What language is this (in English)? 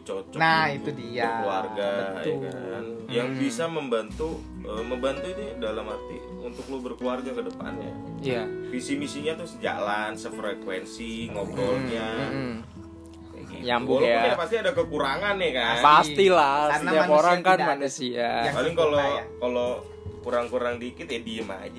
Indonesian